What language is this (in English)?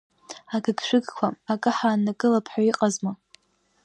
Abkhazian